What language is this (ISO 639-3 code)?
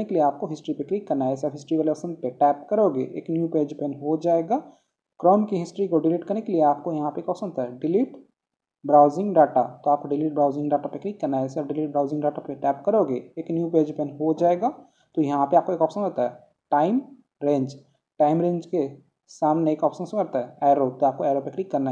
hin